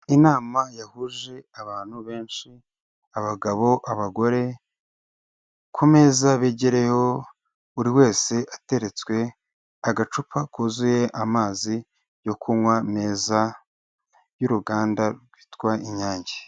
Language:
Kinyarwanda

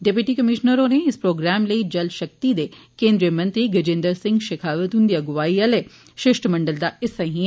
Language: Dogri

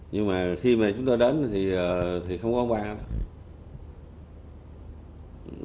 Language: Vietnamese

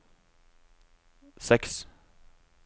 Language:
Norwegian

